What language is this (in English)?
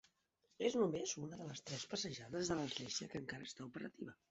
Catalan